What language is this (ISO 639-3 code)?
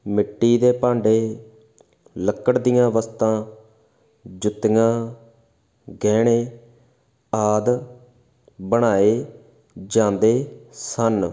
pan